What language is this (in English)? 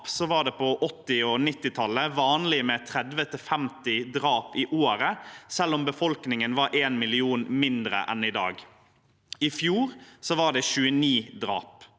Norwegian